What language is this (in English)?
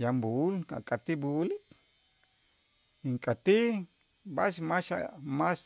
Itzá